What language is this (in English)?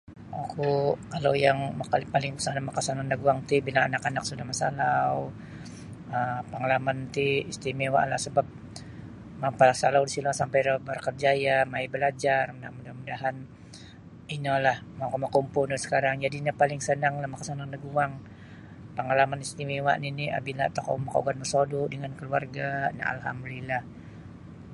Sabah Bisaya